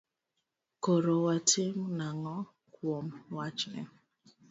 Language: Luo (Kenya and Tanzania)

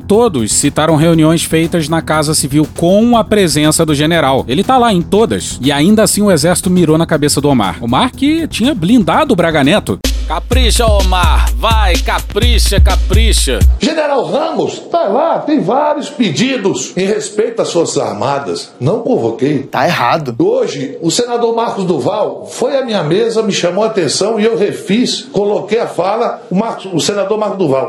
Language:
Portuguese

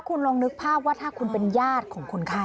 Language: Thai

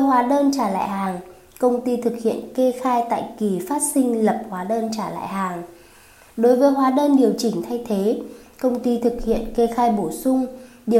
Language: Vietnamese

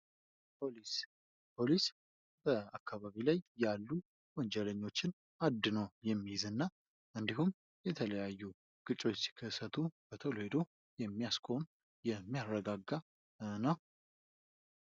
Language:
Amharic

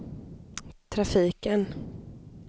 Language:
Swedish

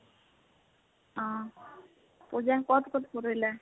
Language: Assamese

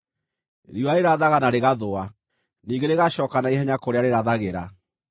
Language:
Kikuyu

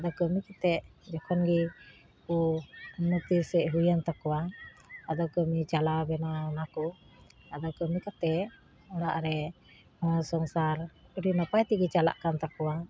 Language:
Santali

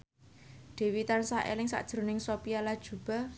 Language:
Javanese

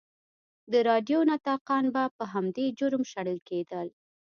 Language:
Pashto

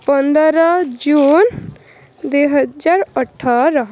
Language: Odia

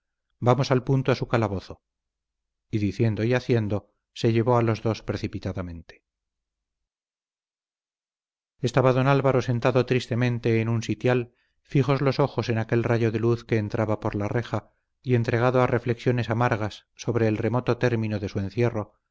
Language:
Spanish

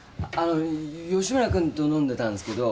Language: Japanese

